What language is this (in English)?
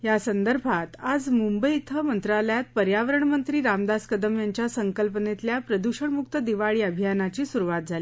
Marathi